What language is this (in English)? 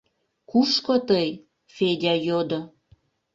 Mari